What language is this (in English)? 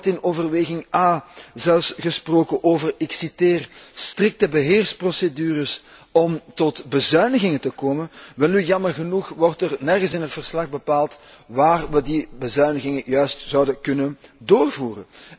Dutch